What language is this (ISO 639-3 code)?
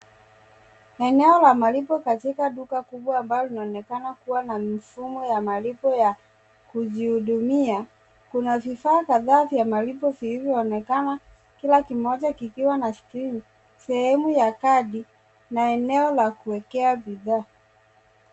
swa